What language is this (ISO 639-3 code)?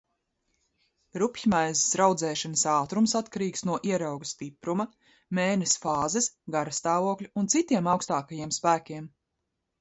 lav